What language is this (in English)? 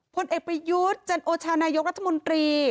Thai